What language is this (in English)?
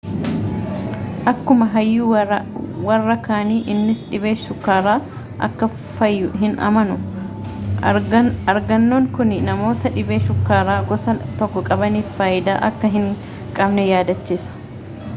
Oromo